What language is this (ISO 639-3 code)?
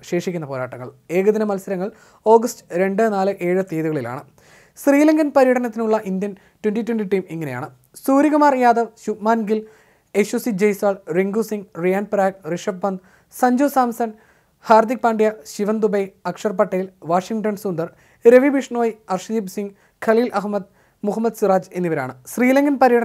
mal